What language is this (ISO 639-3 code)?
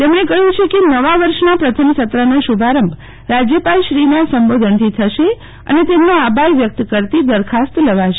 guj